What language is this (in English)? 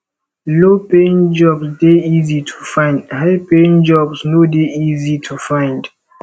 Nigerian Pidgin